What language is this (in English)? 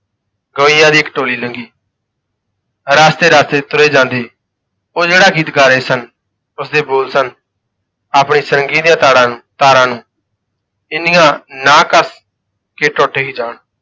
Punjabi